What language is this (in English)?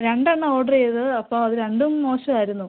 Malayalam